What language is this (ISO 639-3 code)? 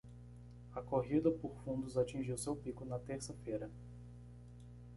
por